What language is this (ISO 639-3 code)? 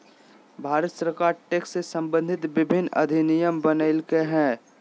mag